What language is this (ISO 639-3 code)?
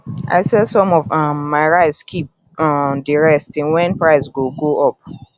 pcm